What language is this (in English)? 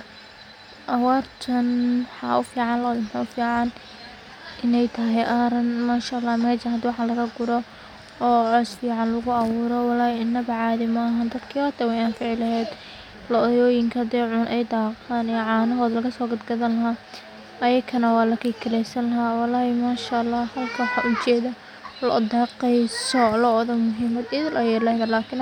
Somali